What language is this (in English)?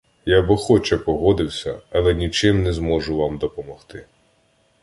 Ukrainian